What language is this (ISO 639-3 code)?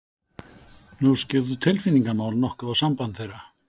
isl